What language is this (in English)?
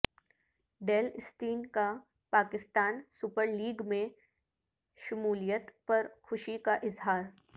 Urdu